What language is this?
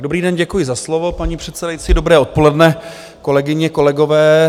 Czech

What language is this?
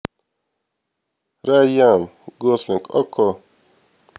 Russian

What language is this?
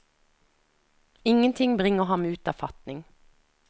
Norwegian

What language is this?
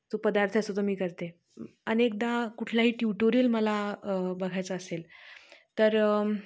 Marathi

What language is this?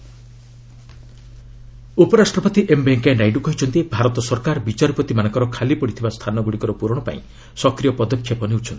Odia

